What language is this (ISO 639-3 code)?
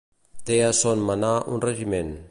cat